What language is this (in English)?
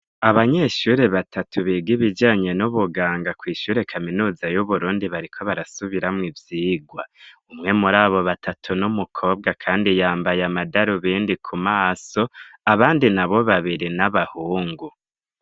Rundi